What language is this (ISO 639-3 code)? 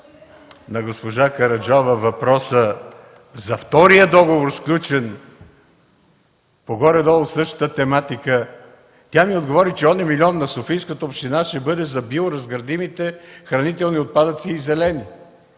bul